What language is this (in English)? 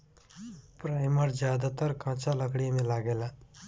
Bhojpuri